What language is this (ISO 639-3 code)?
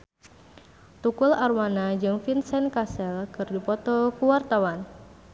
sun